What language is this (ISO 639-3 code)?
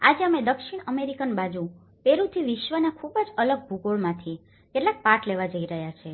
guj